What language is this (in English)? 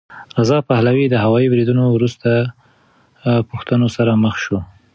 Pashto